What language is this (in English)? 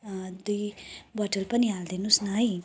Nepali